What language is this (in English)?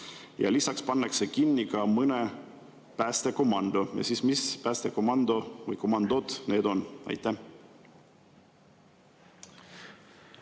Estonian